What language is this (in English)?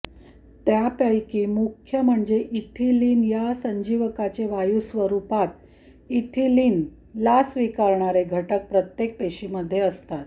Marathi